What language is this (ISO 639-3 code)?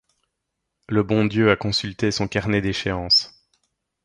fra